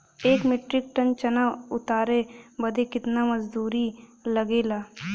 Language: Bhojpuri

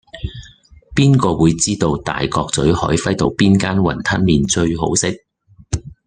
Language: Cantonese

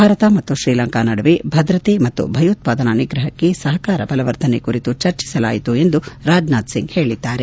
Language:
Kannada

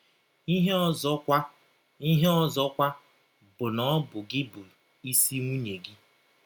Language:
Igbo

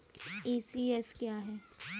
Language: Hindi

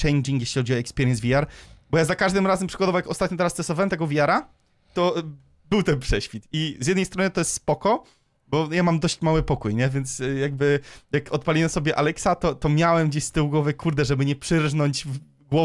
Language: Polish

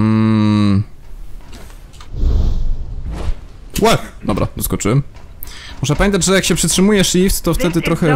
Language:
Polish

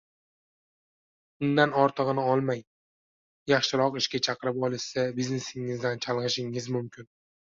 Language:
Uzbek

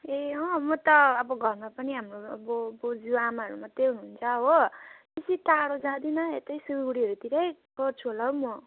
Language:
Nepali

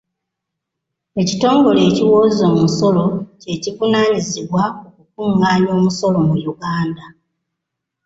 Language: Ganda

